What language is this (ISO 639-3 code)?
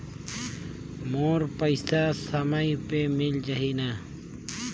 hne